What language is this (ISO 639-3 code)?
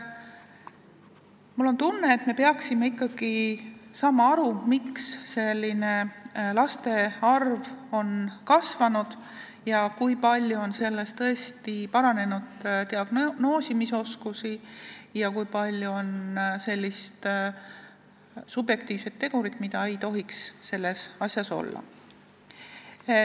est